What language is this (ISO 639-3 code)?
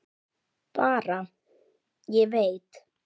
isl